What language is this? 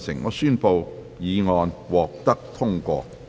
Cantonese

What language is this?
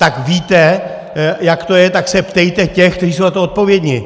Czech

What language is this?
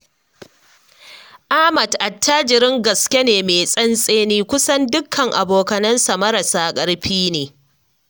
Hausa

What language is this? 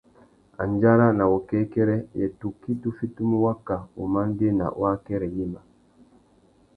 Tuki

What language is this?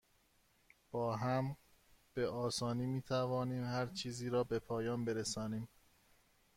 Persian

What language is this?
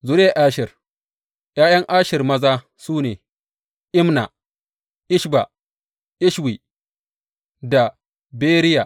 Hausa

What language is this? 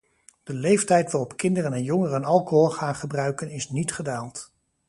Dutch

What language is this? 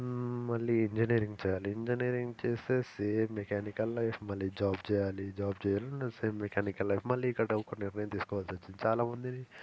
Telugu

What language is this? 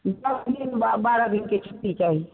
Maithili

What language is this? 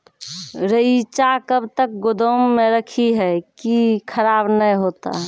Maithili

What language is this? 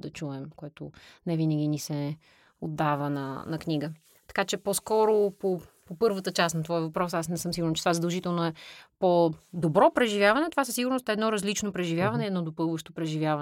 Bulgarian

